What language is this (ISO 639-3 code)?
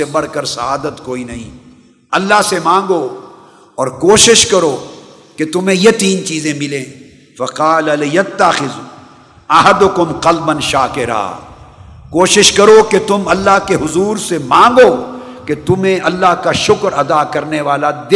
urd